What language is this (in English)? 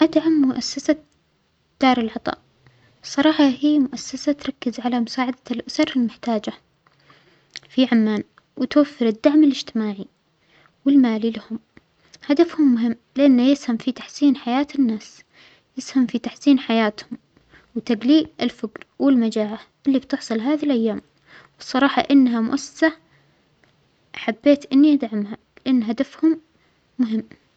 Omani Arabic